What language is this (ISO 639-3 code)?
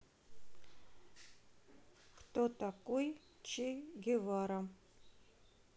rus